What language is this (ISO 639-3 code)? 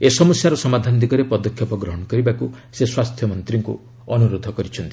ori